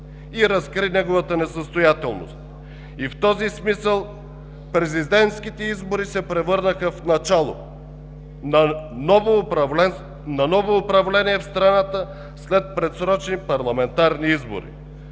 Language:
Bulgarian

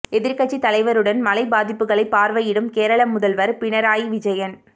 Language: Tamil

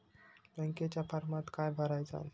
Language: Marathi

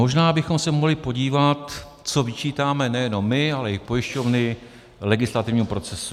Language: Czech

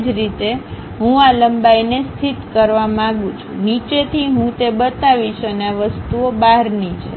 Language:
Gujarati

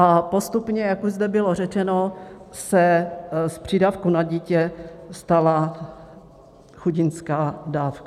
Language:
Czech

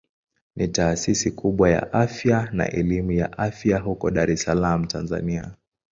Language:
Swahili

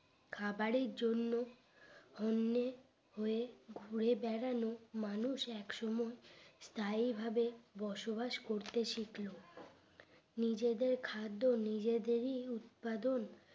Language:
Bangla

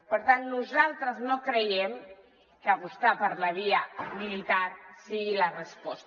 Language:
Catalan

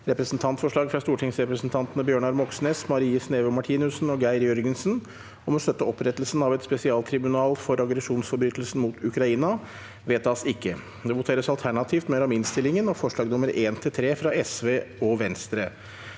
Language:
Norwegian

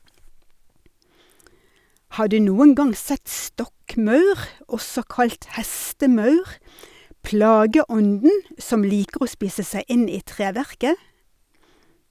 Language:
Norwegian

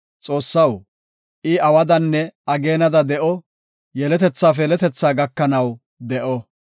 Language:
Gofa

